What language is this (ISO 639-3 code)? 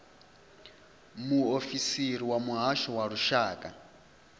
ven